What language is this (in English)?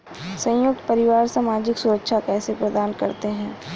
Hindi